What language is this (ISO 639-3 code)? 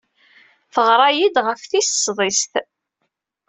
kab